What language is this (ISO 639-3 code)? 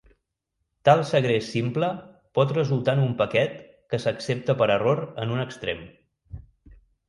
cat